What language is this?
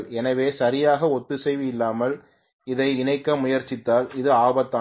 Tamil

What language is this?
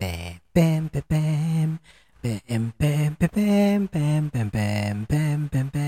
Filipino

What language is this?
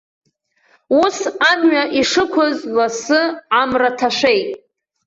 Abkhazian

